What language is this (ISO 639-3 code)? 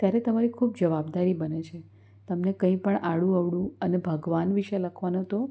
guj